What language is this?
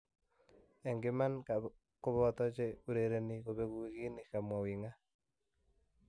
Kalenjin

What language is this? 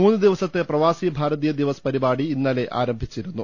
Malayalam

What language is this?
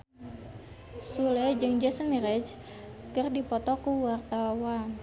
Sundanese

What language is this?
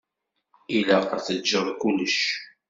Kabyle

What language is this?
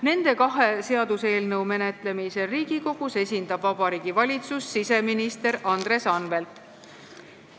Estonian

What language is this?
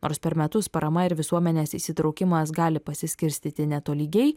Lithuanian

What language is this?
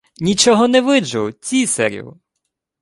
Ukrainian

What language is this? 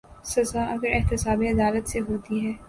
Urdu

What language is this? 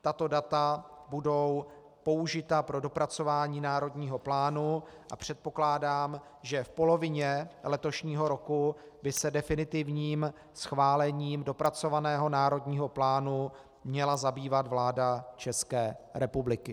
Czech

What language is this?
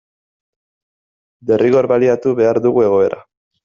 Basque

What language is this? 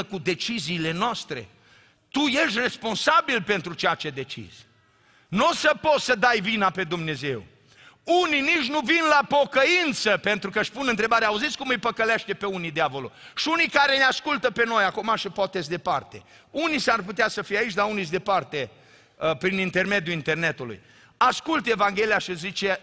Romanian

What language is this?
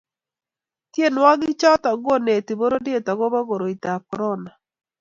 Kalenjin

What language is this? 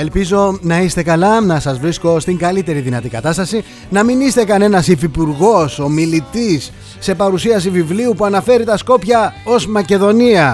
Greek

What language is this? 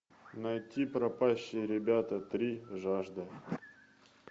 Russian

